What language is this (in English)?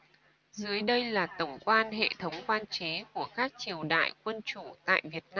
Vietnamese